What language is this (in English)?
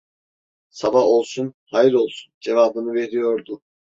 Turkish